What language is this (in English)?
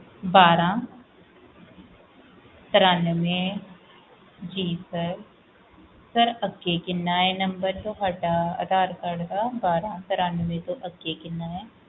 Punjabi